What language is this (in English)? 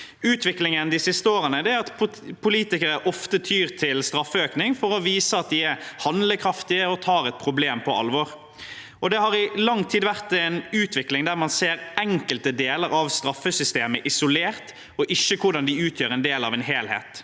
Norwegian